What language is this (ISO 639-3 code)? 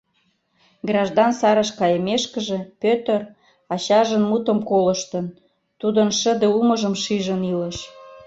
chm